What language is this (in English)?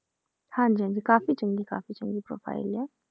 Punjabi